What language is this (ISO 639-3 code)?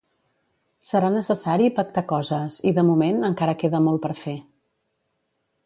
cat